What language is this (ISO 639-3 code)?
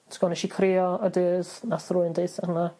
cym